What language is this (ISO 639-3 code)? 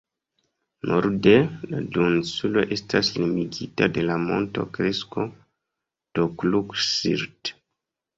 epo